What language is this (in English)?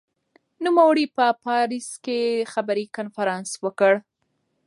Pashto